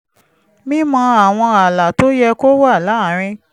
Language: Yoruba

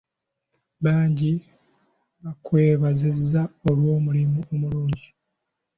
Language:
Ganda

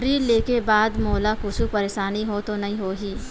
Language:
Chhattisgarhi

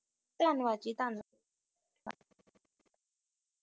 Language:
Punjabi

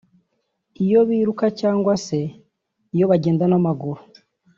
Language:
Kinyarwanda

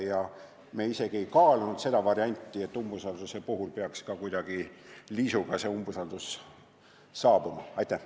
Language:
Estonian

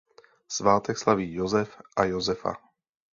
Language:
Czech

